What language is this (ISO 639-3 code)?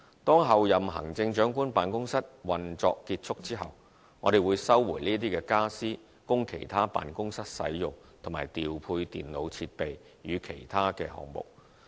yue